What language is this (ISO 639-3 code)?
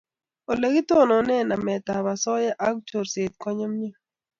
kln